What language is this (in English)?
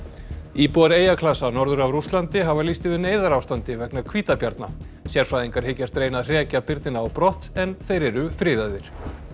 Icelandic